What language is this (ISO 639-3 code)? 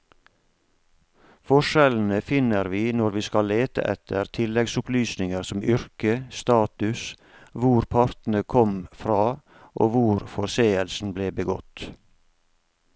nor